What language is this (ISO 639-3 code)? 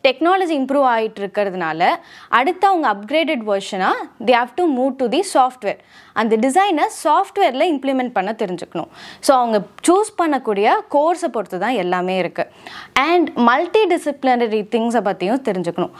tam